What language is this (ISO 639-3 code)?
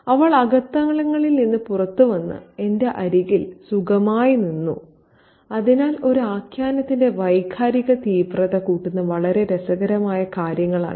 mal